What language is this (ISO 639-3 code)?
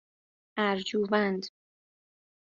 fas